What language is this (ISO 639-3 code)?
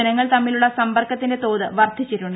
mal